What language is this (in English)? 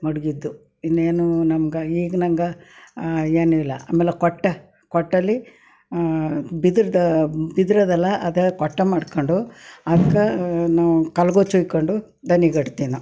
Kannada